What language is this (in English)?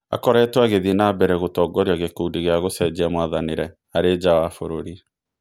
Kikuyu